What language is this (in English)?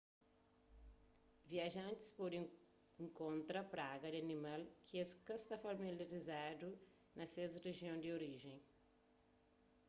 Kabuverdianu